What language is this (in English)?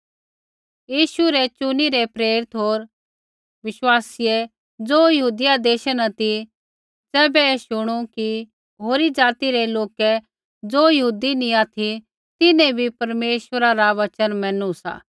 Kullu Pahari